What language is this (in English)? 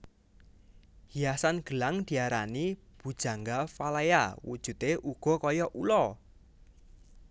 Javanese